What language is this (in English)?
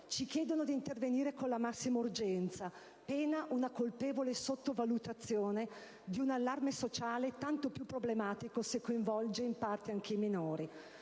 Italian